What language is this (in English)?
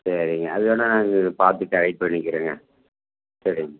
Tamil